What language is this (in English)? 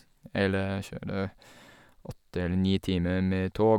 Norwegian